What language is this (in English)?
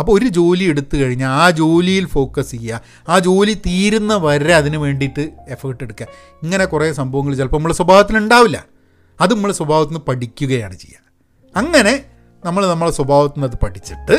Malayalam